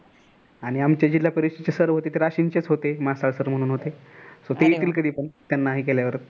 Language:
Marathi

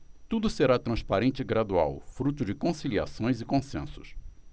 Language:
Portuguese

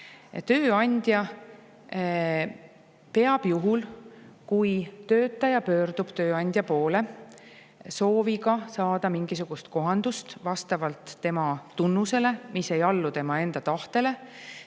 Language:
Estonian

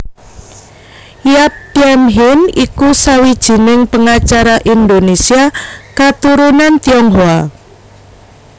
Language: Javanese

